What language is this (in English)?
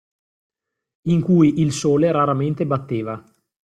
Italian